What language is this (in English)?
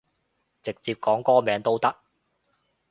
Cantonese